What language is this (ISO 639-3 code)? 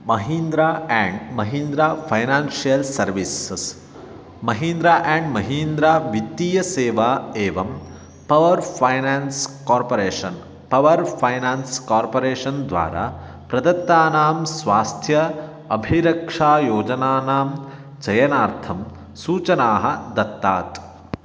san